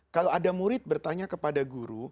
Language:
Indonesian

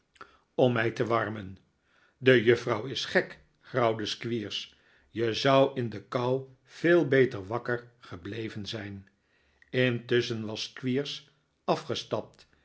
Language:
Dutch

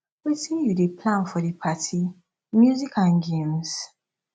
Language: Nigerian Pidgin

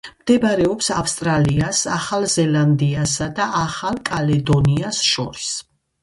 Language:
Georgian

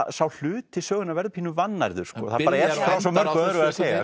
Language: Icelandic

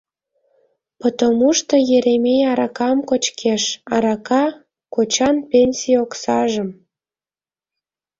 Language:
Mari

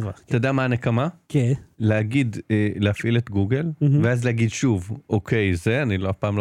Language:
Hebrew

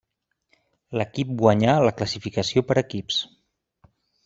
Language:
Catalan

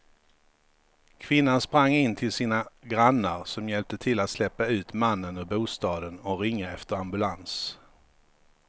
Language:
Swedish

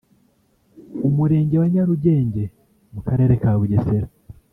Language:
Kinyarwanda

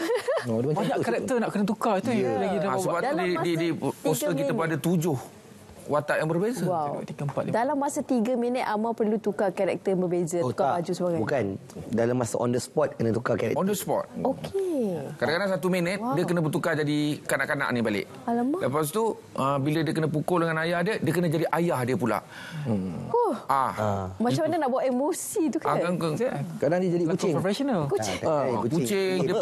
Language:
Malay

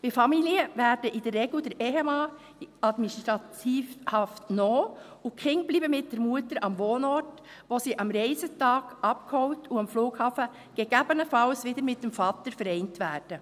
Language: Swiss German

